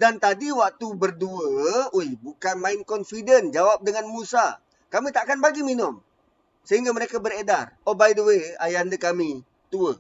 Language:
Malay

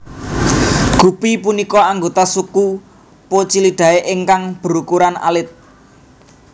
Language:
Javanese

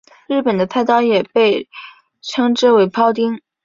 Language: Chinese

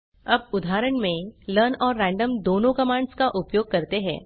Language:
Hindi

